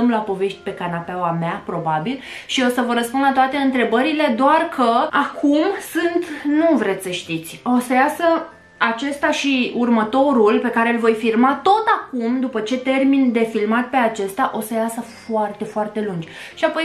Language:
Romanian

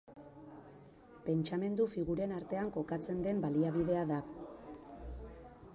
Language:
Basque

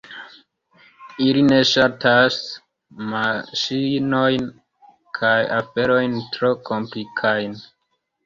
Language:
Esperanto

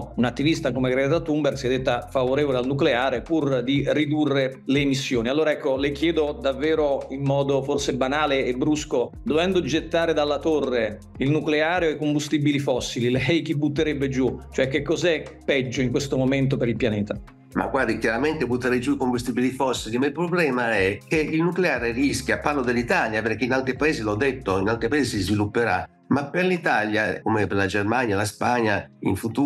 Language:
Italian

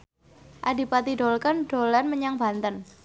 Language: Javanese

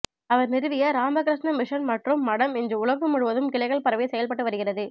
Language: Tamil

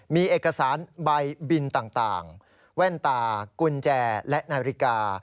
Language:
Thai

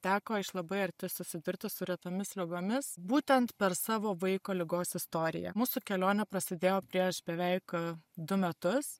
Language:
Lithuanian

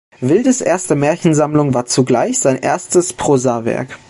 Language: German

